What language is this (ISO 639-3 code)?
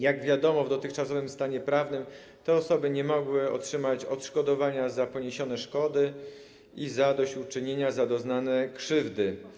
pol